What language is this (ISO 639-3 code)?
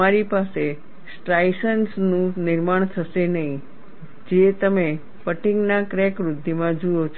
guj